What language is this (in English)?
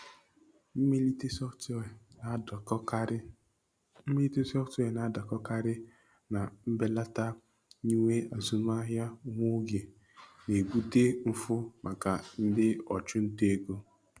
Igbo